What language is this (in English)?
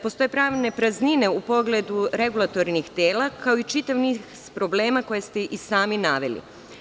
Serbian